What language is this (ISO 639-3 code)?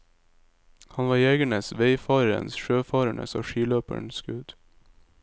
nor